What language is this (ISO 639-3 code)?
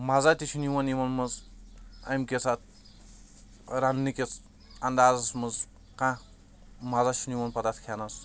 kas